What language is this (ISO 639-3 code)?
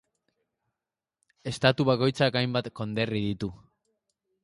eus